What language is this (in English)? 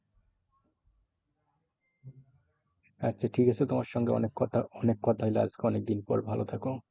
Bangla